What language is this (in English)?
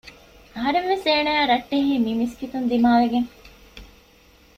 Divehi